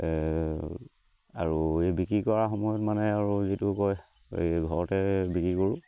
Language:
Assamese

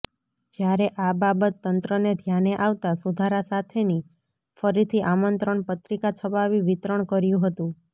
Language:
Gujarati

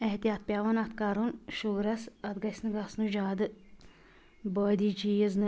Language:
Kashmiri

